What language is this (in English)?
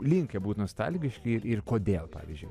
Lithuanian